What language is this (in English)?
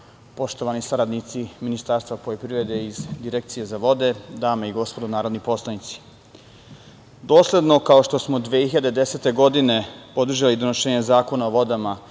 Serbian